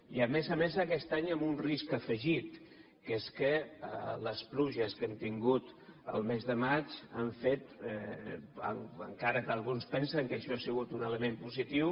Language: Catalan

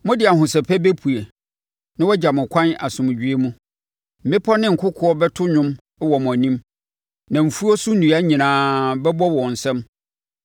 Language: Akan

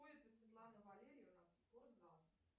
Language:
Russian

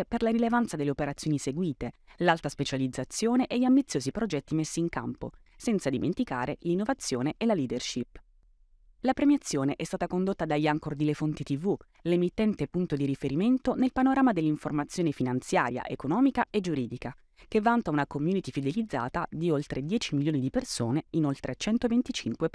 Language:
Italian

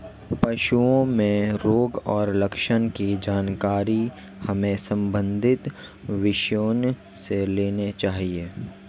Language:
Hindi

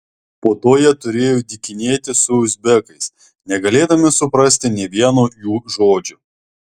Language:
Lithuanian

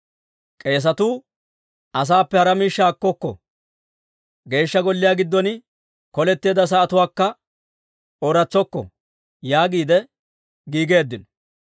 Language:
Dawro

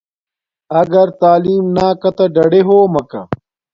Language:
Domaaki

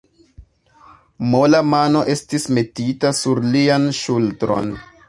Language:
Esperanto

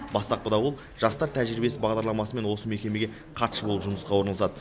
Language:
Kazakh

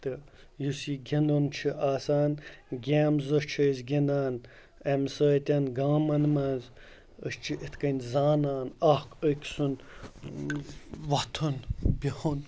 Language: Kashmiri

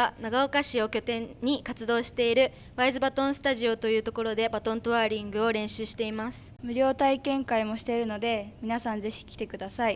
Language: Japanese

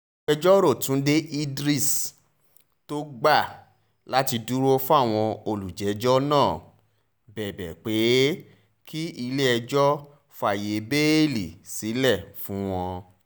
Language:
Yoruba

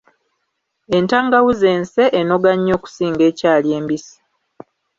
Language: Ganda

